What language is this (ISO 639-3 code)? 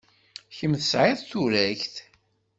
kab